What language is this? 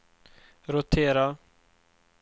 Swedish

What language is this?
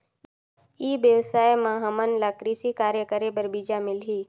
Chhattisgarhi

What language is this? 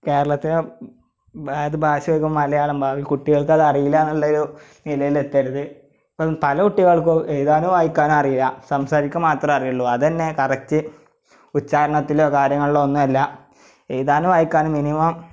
Malayalam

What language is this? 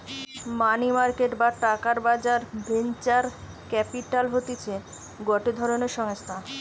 Bangla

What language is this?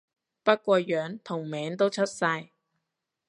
Cantonese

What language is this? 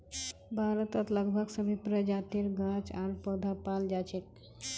Magahi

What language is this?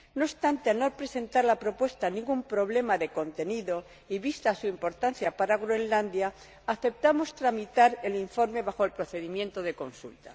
Spanish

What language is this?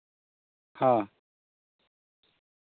Santali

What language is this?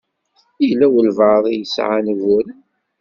Kabyle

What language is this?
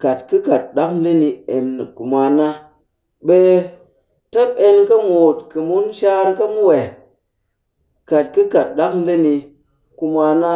Cakfem-Mushere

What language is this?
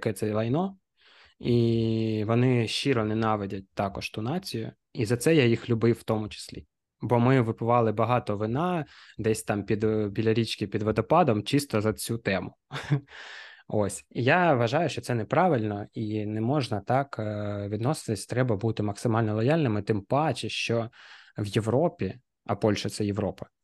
Ukrainian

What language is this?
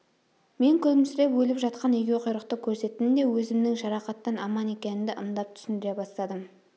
Kazakh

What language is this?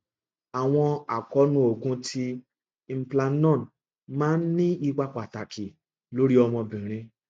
Yoruba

